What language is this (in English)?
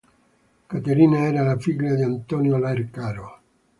Italian